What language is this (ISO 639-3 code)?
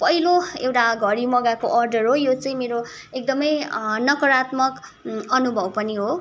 nep